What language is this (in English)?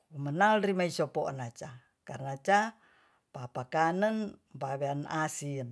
Tonsea